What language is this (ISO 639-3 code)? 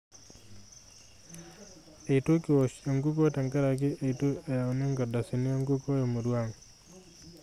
mas